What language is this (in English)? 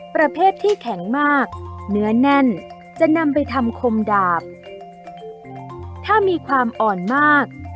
Thai